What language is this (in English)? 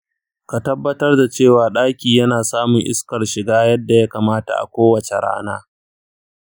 Hausa